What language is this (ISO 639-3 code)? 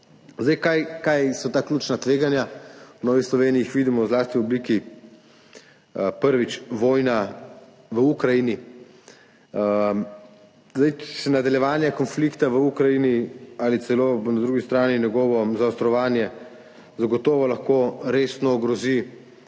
slv